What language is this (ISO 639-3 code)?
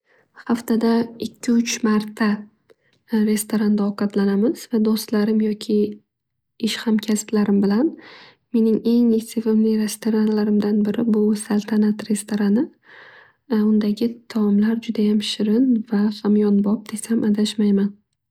uzb